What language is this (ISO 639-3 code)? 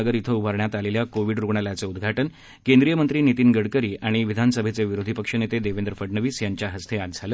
mar